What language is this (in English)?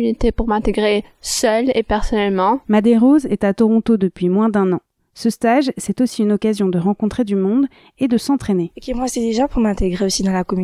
French